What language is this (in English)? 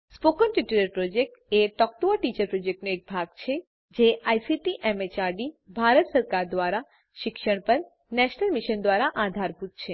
Gujarati